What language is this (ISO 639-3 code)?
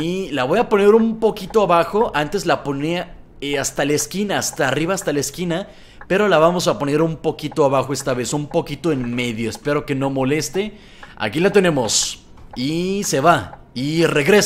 spa